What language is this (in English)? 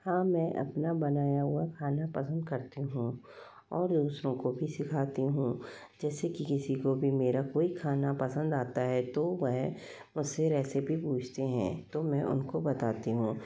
Hindi